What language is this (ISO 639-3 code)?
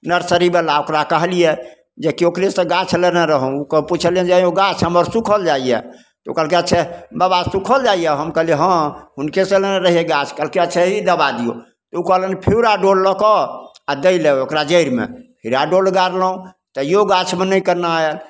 mai